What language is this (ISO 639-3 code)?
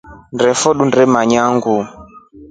rof